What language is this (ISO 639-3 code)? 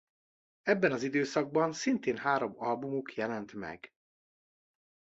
hun